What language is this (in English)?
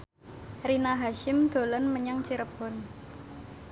Javanese